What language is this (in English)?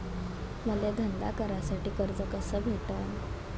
Marathi